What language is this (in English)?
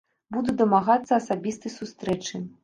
Belarusian